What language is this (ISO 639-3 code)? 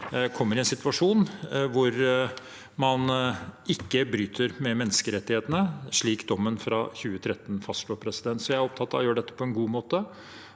nor